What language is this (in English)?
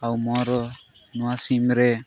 Odia